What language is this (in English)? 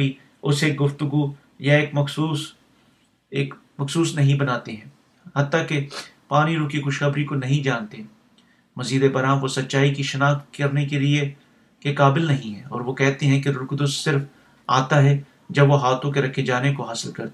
Urdu